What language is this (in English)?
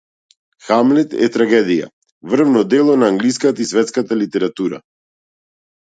Macedonian